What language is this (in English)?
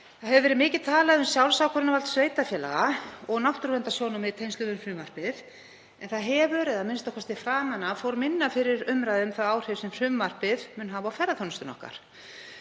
Icelandic